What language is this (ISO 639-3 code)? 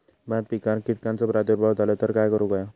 mar